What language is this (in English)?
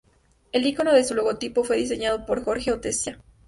Spanish